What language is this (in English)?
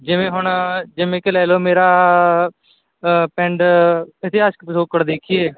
Punjabi